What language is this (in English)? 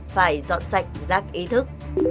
Vietnamese